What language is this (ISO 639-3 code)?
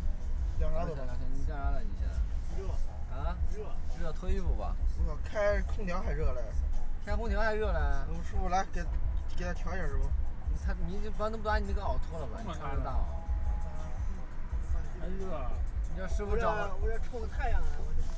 zho